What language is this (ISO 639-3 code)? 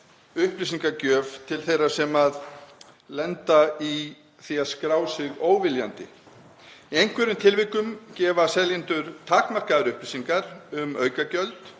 isl